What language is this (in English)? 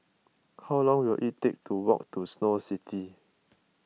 English